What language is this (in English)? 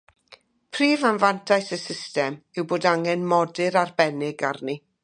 Welsh